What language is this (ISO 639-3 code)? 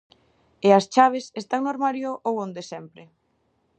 glg